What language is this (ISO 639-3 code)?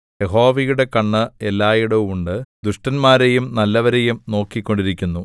mal